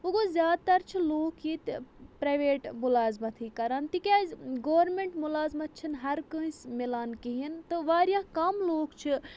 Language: Kashmiri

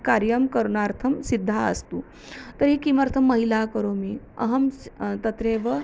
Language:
Sanskrit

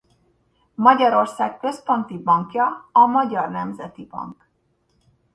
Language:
Hungarian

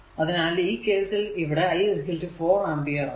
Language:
Malayalam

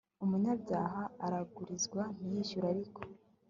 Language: Kinyarwanda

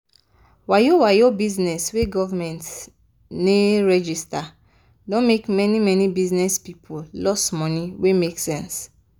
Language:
Nigerian Pidgin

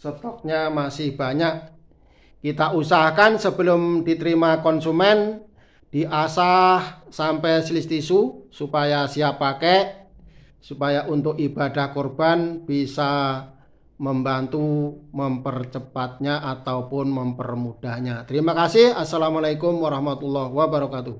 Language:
Indonesian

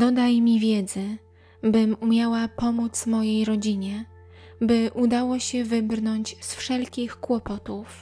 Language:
Polish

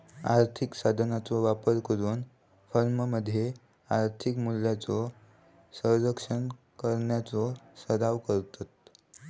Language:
Marathi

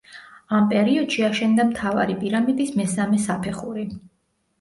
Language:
Georgian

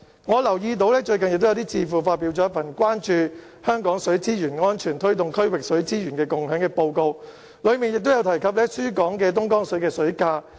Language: Cantonese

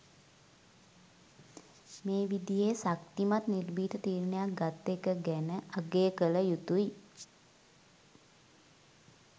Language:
Sinhala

